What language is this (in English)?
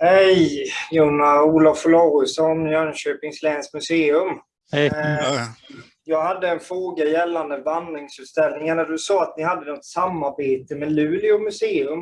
Swedish